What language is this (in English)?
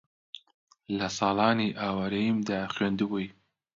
Central Kurdish